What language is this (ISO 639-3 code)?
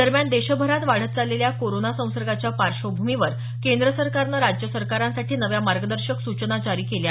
mar